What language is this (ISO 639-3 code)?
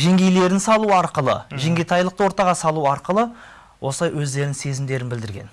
tur